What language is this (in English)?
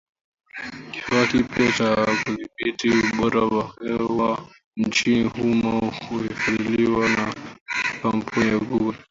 Swahili